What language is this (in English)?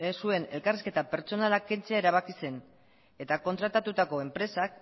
Basque